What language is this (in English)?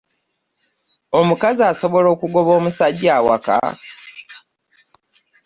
Ganda